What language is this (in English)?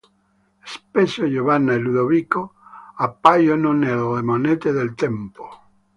Italian